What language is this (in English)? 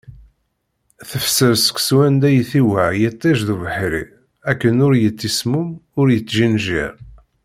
Kabyle